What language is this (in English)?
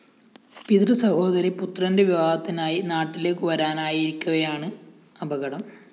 Malayalam